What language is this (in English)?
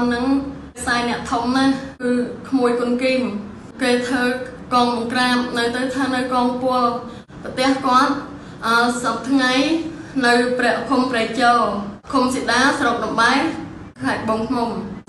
Vietnamese